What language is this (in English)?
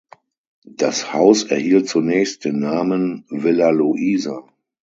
German